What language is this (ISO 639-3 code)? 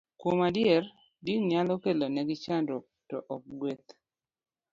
luo